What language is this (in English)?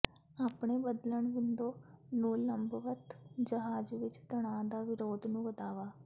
Punjabi